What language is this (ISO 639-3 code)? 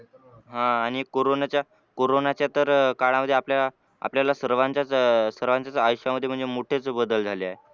mar